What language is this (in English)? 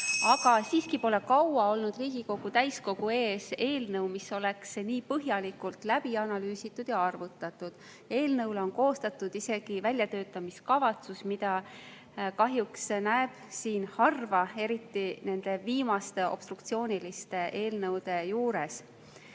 Estonian